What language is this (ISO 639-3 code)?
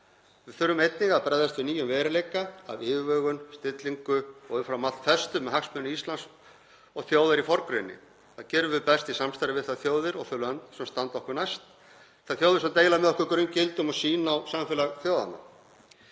isl